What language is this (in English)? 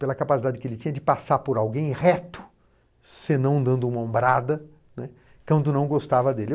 Portuguese